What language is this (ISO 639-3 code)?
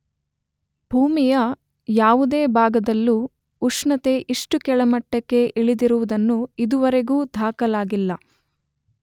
kan